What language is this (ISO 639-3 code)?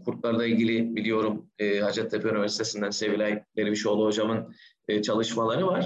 tur